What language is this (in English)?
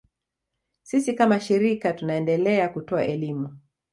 Swahili